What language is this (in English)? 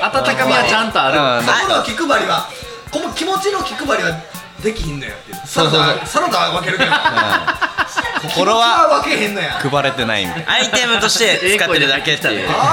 Japanese